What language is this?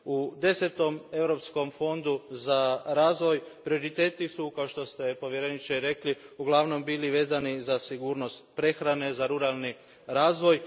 Croatian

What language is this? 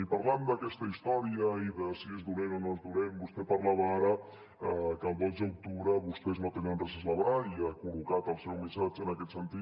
Catalan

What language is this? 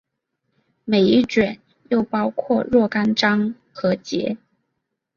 Chinese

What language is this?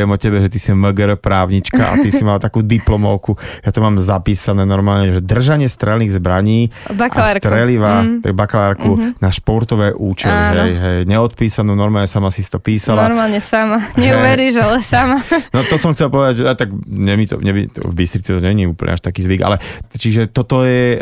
Slovak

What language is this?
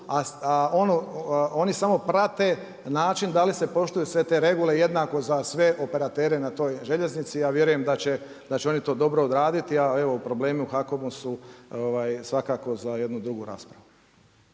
Croatian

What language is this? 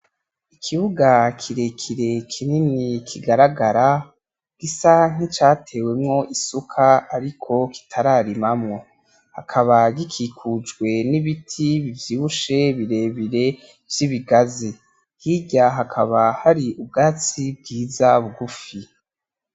Rundi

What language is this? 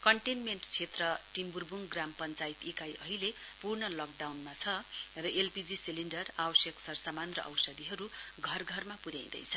Nepali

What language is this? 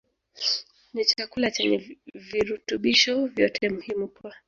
Swahili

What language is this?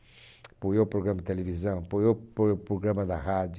Portuguese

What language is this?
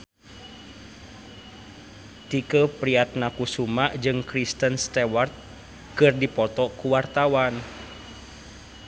Sundanese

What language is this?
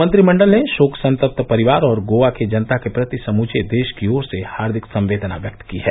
Hindi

